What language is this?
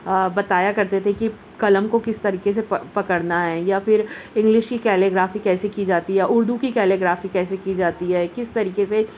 Urdu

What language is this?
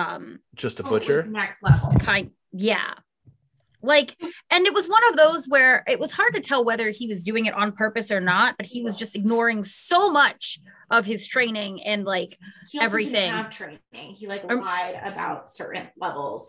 English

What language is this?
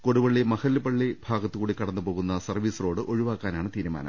Malayalam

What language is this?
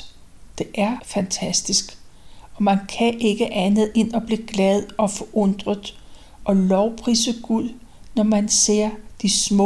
Danish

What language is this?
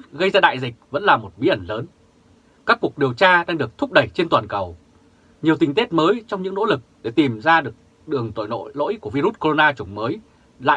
Vietnamese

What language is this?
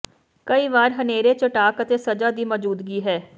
Punjabi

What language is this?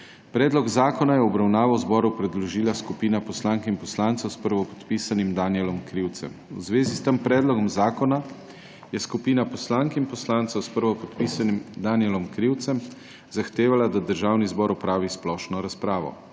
Slovenian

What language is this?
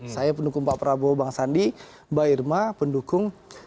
Indonesian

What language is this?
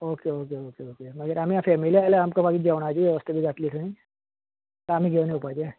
Konkani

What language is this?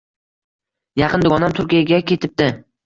Uzbek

